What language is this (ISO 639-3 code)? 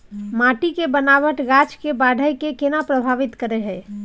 mai